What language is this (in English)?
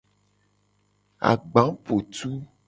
Gen